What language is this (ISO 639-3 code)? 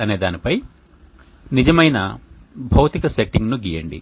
tel